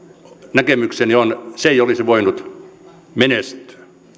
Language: Finnish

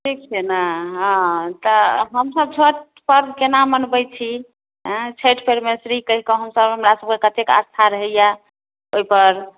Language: Maithili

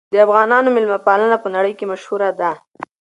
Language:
Pashto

